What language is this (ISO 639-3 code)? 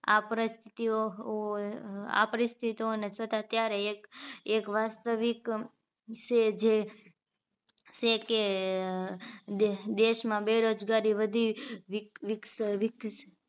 guj